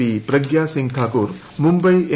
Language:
Malayalam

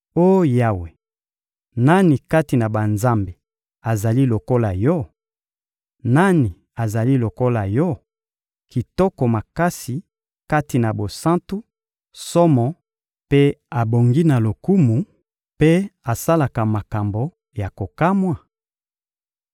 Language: Lingala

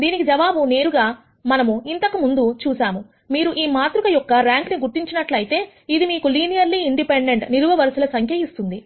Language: Telugu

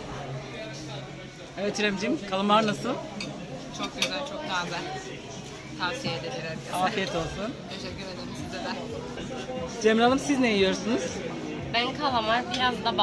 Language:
Turkish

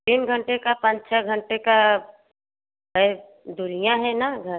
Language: Hindi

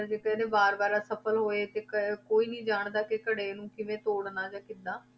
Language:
Punjabi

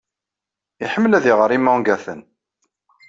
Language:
Kabyle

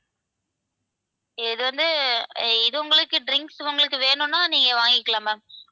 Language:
Tamil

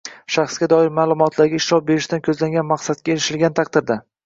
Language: Uzbek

